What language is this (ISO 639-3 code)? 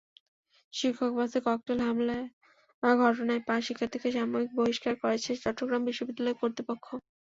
ben